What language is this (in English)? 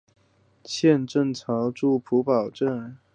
Chinese